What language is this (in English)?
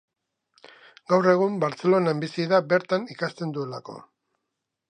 Basque